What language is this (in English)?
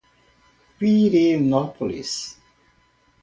Portuguese